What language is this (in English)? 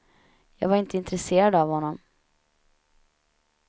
Swedish